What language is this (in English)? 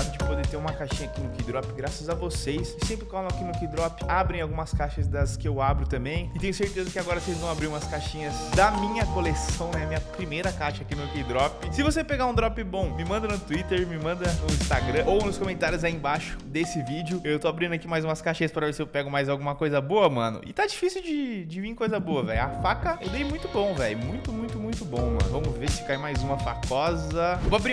Portuguese